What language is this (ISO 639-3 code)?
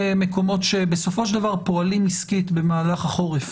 heb